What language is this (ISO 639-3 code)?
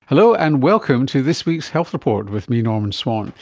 eng